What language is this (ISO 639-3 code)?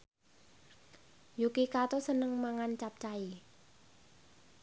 jav